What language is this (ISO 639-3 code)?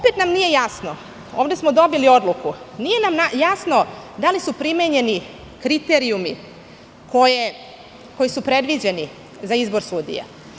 srp